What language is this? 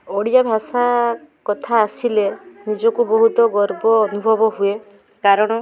Odia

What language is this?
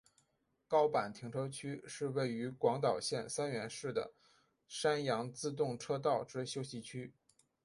Chinese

